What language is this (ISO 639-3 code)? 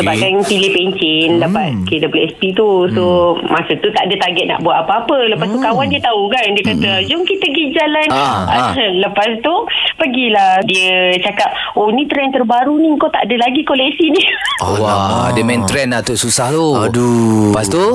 msa